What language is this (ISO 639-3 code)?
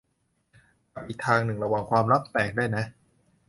tha